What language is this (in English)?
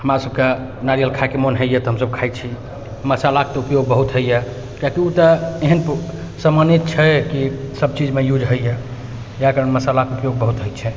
Maithili